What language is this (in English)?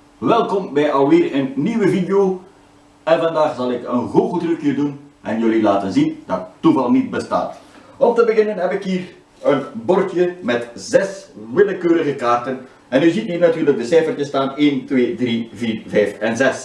Dutch